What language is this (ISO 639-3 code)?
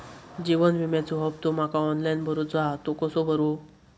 mar